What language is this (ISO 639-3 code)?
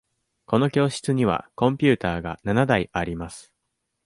jpn